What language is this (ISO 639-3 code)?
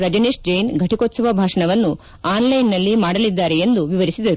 kan